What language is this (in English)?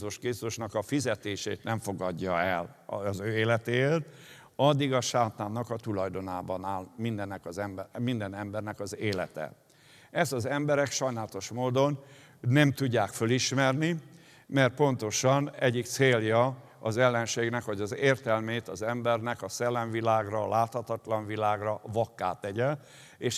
Hungarian